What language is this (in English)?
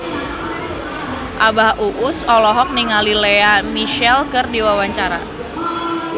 Sundanese